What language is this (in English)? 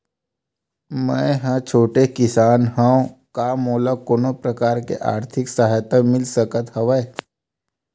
Chhattisgarhi